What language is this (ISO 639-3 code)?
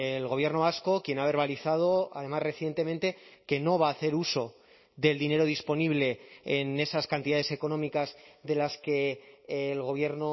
spa